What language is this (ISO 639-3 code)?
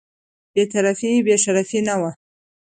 pus